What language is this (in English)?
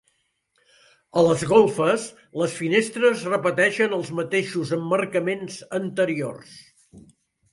Catalan